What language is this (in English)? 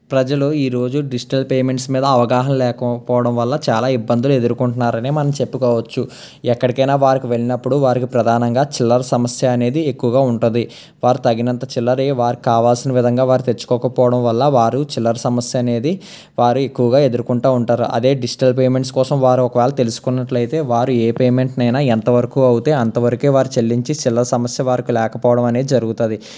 Telugu